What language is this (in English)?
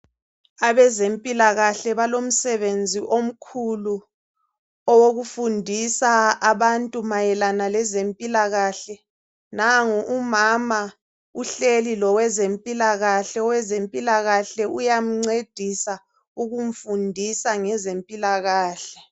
North Ndebele